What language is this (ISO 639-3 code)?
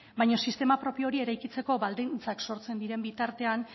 eus